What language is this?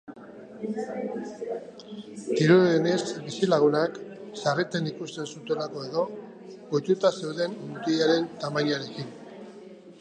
Basque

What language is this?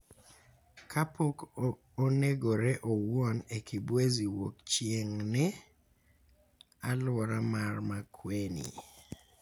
Luo (Kenya and Tanzania)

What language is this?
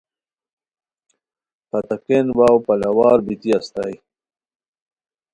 Khowar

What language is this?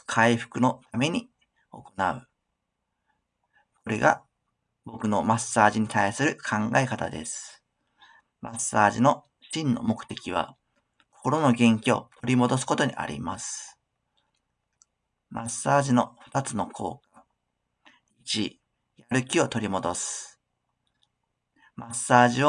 Japanese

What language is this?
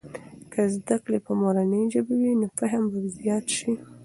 Pashto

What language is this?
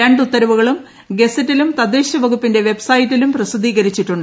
Malayalam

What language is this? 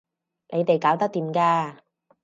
Cantonese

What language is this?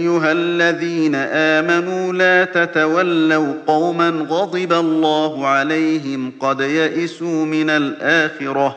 Arabic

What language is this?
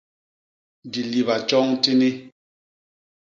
Basaa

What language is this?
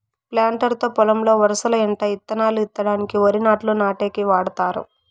Telugu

